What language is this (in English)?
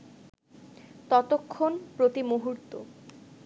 Bangla